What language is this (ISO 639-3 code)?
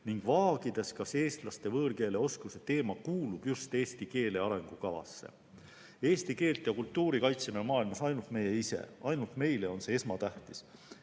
est